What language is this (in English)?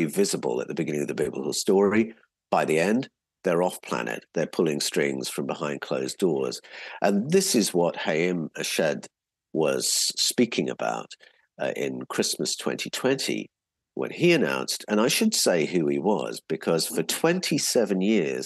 English